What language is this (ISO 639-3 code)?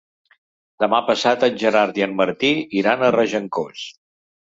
cat